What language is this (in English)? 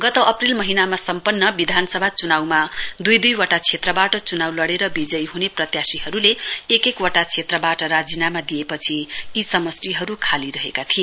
Nepali